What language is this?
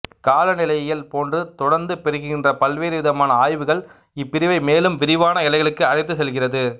Tamil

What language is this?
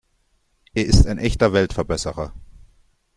German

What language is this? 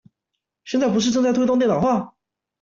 Chinese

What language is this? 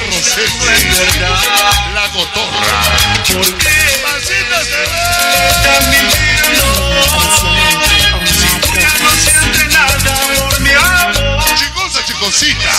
Spanish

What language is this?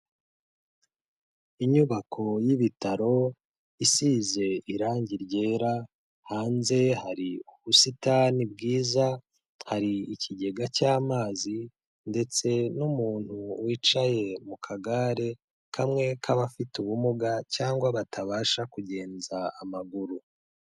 Kinyarwanda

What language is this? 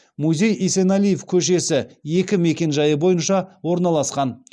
Kazakh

